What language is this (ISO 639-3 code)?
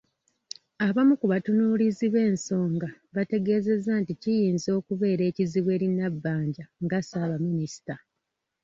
lug